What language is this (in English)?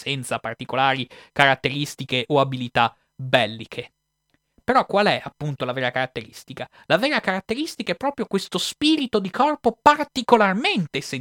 Italian